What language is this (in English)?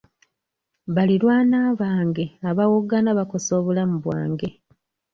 Ganda